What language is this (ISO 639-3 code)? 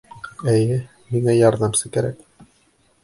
bak